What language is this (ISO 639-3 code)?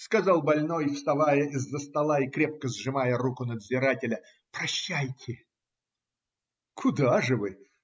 rus